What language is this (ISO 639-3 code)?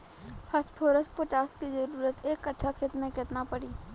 bho